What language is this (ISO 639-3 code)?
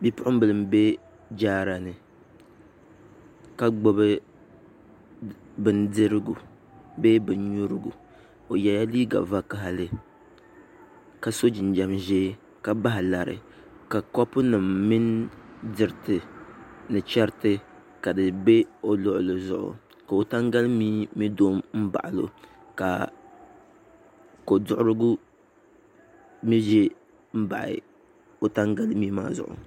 dag